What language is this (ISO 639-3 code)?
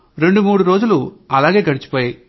tel